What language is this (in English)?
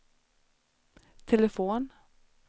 Swedish